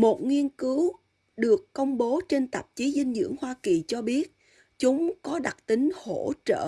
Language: Vietnamese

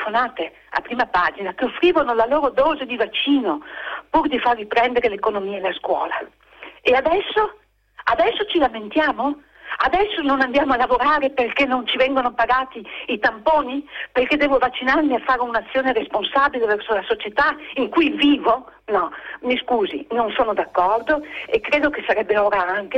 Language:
Italian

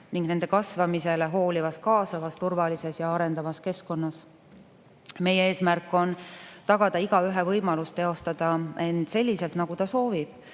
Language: Estonian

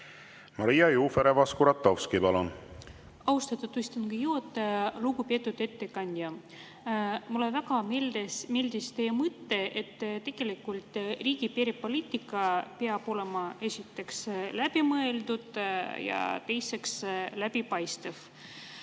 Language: Estonian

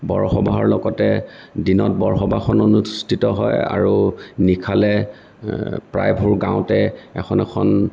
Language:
Assamese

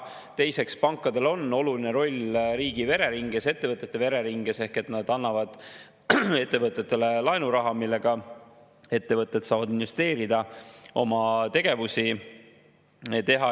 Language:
Estonian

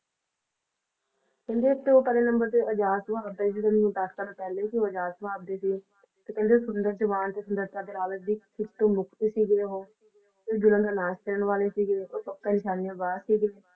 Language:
Punjabi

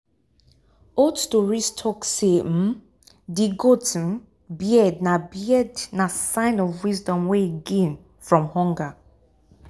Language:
Nigerian Pidgin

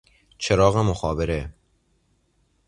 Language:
Persian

